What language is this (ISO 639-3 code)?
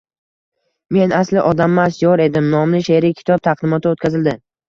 uzb